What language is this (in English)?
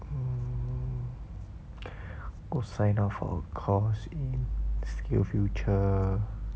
English